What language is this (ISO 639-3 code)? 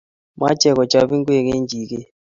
kln